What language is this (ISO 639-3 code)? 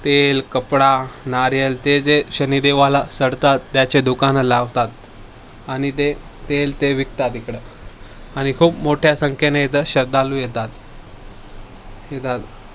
mar